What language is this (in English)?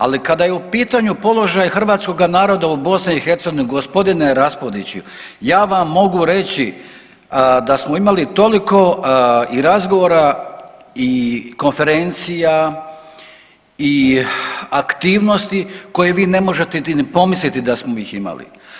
Croatian